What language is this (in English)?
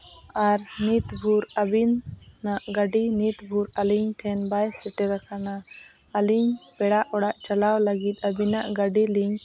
Santali